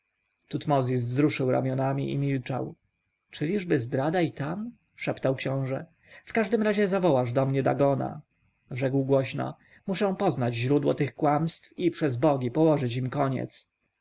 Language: Polish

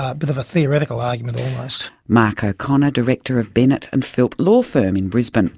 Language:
English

